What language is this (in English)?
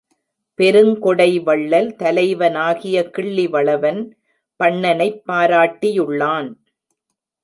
Tamil